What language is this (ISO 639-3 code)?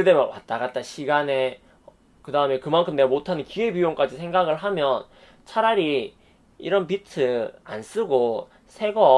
kor